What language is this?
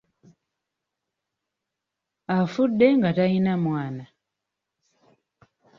Ganda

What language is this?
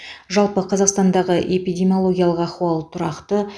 Kazakh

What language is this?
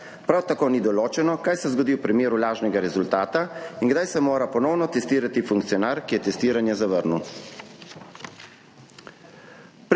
Slovenian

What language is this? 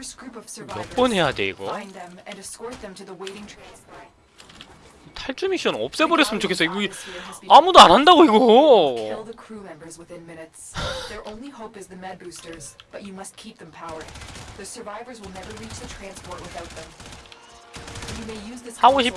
Korean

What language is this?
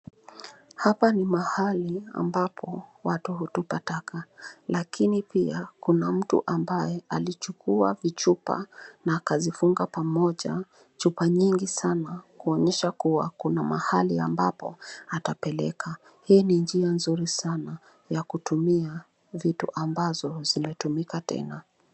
Swahili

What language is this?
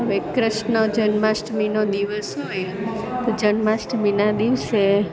Gujarati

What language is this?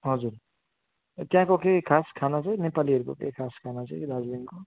Nepali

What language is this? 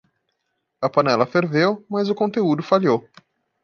Portuguese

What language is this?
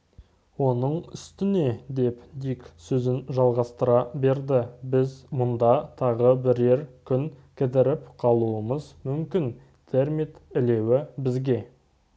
Kazakh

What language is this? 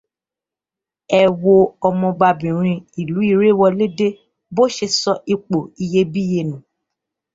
Yoruba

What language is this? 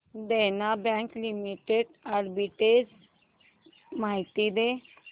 Marathi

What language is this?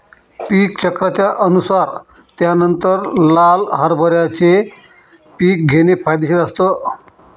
Marathi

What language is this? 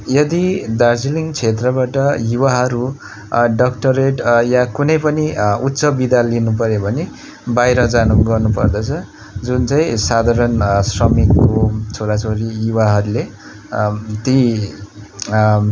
Nepali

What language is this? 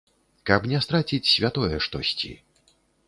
Belarusian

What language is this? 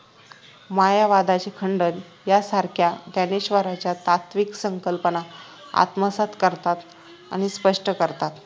Marathi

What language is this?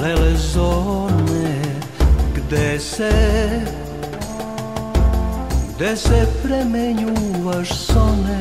Romanian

